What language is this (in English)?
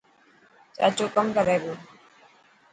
Dhatki